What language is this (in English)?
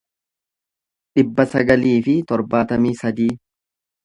Oromo